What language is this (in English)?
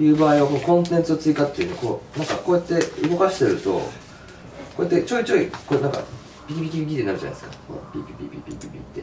Japanese